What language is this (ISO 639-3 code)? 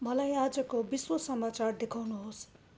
nep